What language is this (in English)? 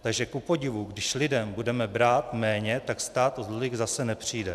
Czech